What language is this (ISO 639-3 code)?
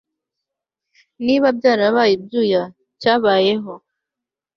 kin